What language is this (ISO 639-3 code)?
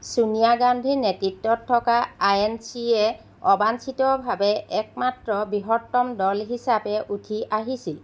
asm